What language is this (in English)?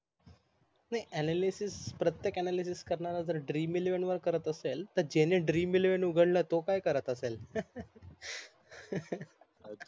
Marathi